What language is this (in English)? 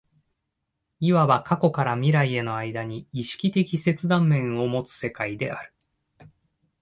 Japanese